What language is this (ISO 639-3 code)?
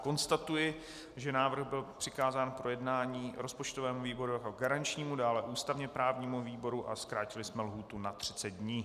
ces